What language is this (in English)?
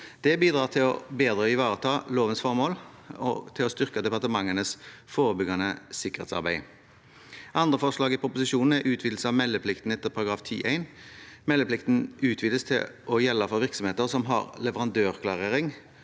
Norwegian